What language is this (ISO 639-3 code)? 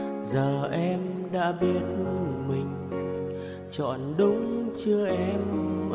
vie